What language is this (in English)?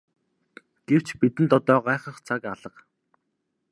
Mongolian